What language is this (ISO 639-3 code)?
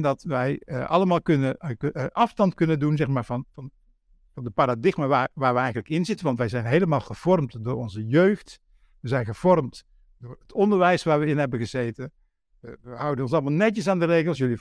nld